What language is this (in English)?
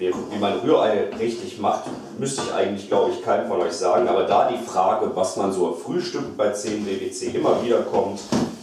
German